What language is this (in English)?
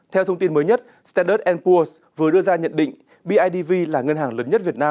Vietnamese